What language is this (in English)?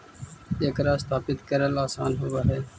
Magahi